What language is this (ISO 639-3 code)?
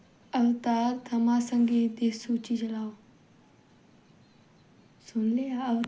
doi